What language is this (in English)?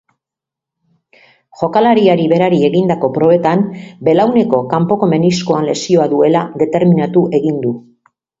Basque